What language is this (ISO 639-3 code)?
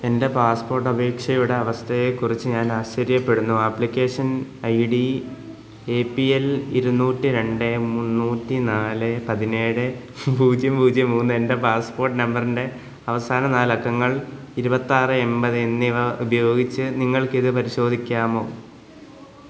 mal